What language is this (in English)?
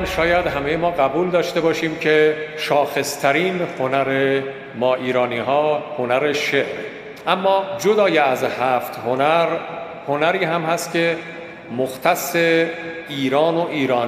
Persian